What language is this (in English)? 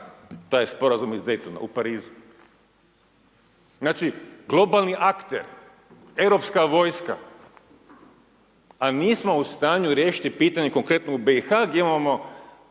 Croatian